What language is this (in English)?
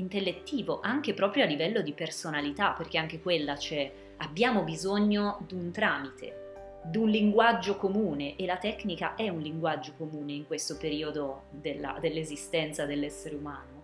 Italian